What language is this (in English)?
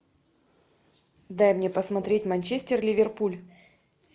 Russian